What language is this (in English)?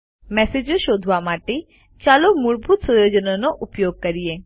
Gujarati